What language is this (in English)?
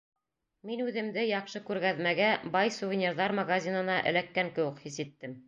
Bashkir